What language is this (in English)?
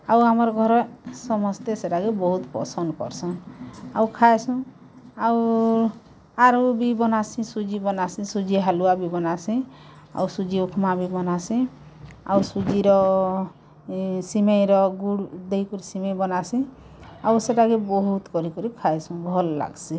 Odia